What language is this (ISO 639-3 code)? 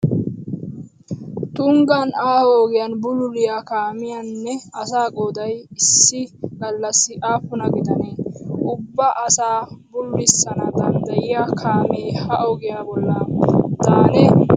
wal